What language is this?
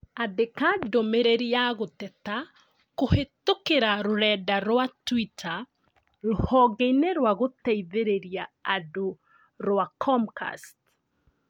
Kikuyu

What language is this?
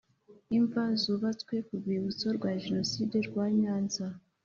Kinyarwanda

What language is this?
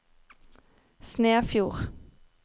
Norwegian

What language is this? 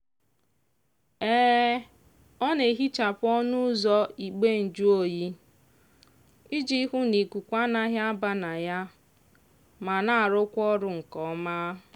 Igbo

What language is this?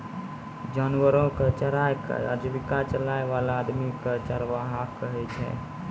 Maithili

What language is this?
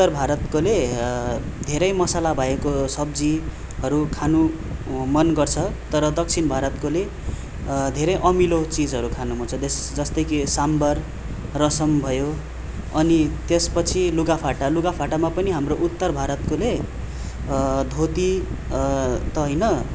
Nepali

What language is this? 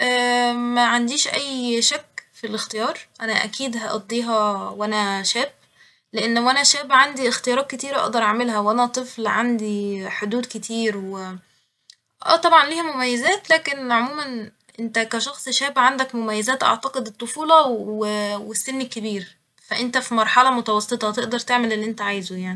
Egyptian Arabic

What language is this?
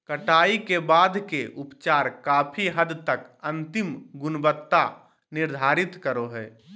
Magahi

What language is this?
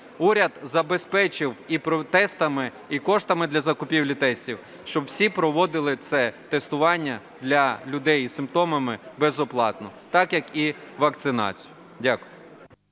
Ukrainian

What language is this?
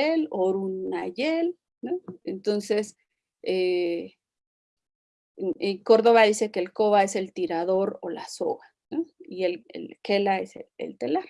Spanish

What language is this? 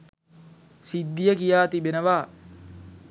Sinhala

